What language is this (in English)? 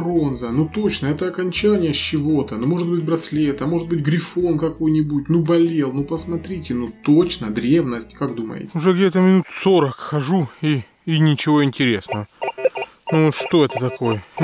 Russian